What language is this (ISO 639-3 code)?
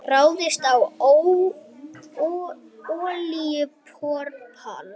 isl